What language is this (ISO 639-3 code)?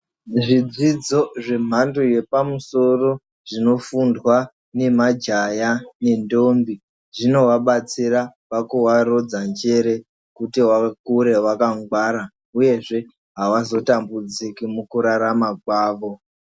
ndc